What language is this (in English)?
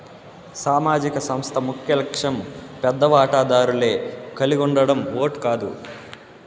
Telugu